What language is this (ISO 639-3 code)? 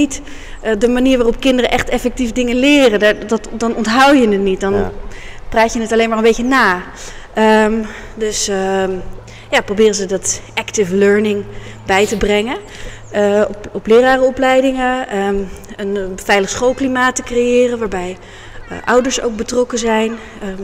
nld